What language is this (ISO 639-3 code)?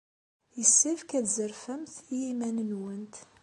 kab